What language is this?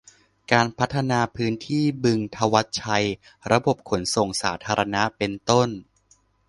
Thai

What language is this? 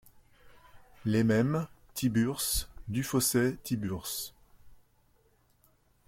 French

